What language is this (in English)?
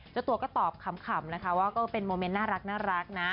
Thai